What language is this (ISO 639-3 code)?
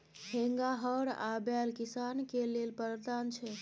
mai